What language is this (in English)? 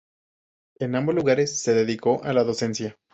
Spanish